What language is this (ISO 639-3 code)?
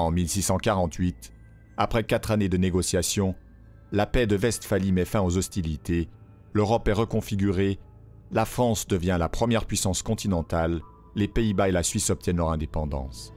fra